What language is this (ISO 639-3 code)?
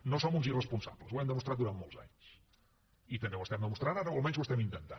cat